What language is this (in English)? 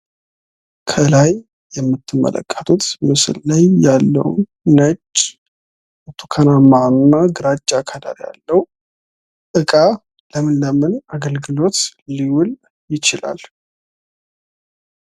Amharic